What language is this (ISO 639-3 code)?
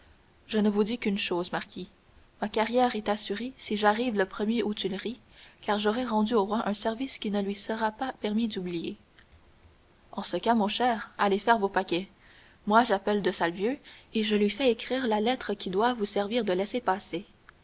fra